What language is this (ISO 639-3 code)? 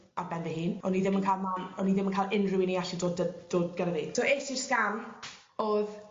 cym